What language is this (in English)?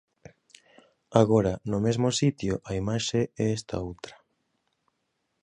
Galician